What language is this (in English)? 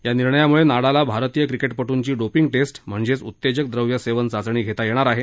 Marathi